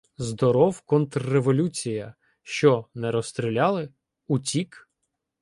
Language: Ukrainian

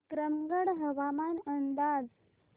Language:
Marathi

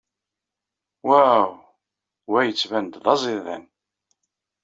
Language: Kabyle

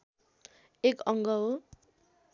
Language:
Nepali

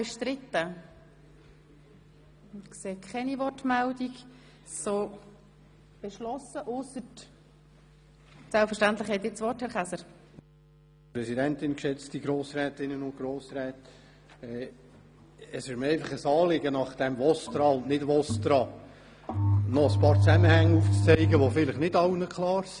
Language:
Swiss German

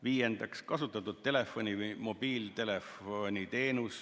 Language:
Estonian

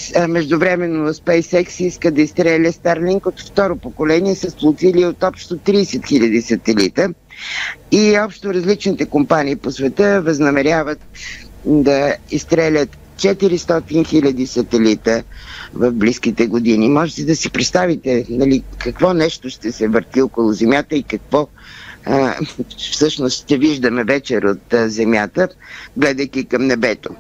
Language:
Bulgarian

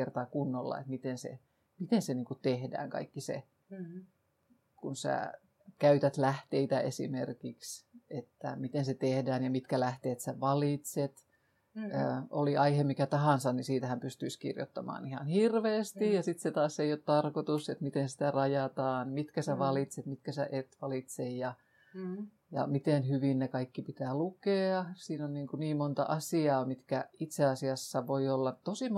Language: Finnish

